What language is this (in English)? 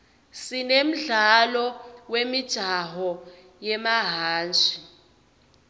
Swati